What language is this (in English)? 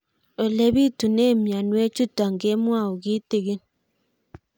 Kalenjin